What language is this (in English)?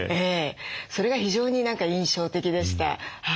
Japanese